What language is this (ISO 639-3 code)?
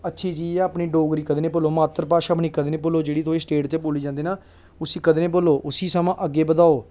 doi